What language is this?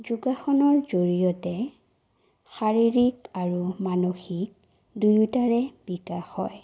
Assamese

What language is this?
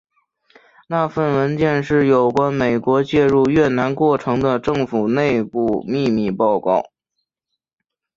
Chinese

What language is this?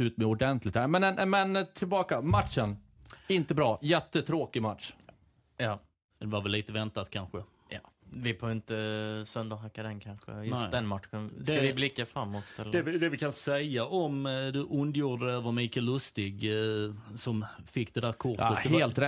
Swedish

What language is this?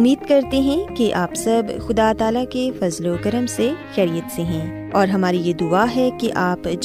Urdu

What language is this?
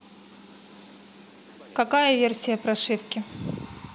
Russian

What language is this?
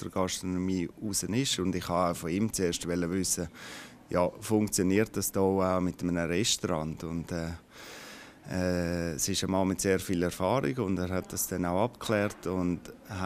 German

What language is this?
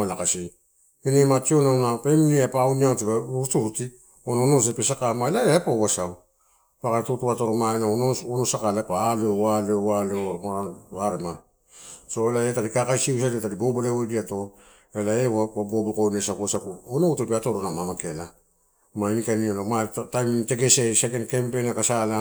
Torau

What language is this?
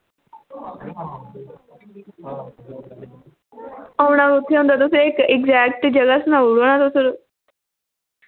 Dogri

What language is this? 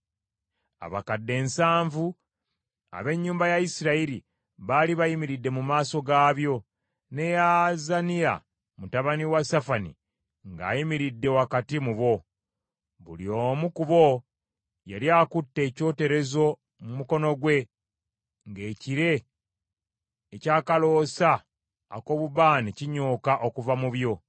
Ganda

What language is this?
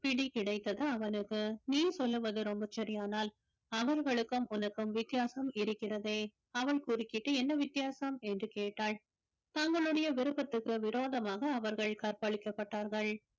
Tamil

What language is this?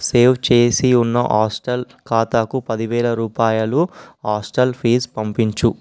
Telugu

